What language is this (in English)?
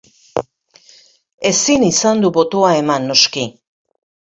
Basque